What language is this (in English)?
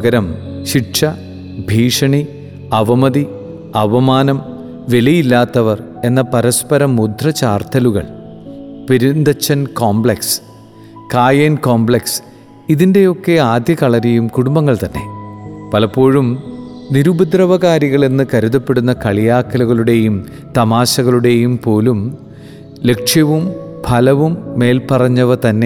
Malayalam